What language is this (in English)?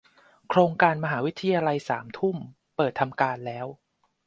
Thai